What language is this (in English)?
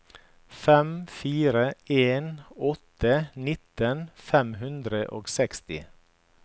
Norwegian